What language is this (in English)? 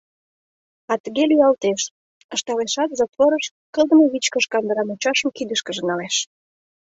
Mari